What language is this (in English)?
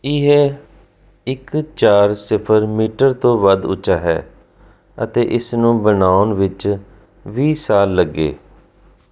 Punjabi